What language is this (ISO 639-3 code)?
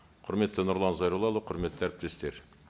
kaz